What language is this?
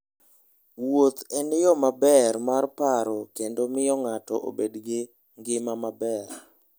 Luo (Kenya and Tanzania)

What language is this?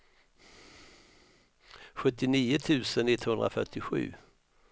Swedish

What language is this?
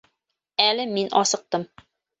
Bashkir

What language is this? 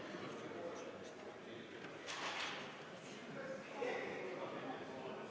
Estonian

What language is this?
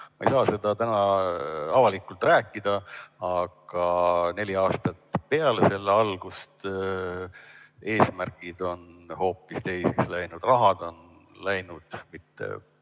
Estonian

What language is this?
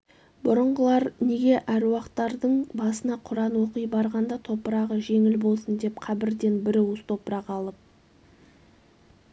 Kazakh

